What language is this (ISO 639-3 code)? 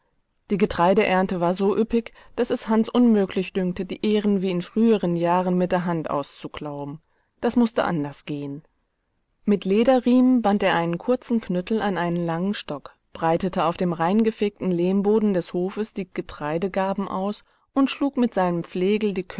deu